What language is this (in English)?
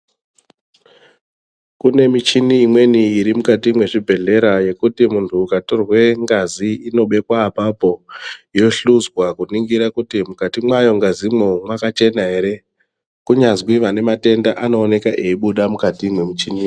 Ndau